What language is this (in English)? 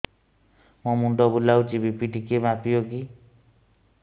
Odia